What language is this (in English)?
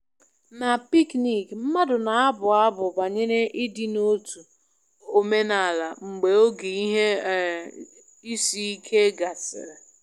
Igbo